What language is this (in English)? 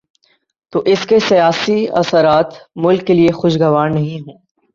Urdu